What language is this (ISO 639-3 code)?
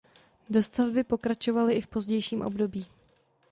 ces